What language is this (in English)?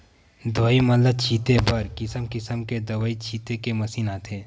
Chhattisgarhi